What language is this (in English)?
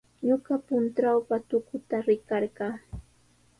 Sihuas Ancash Quechua